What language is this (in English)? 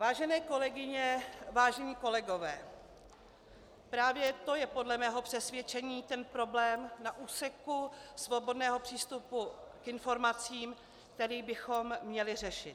Czech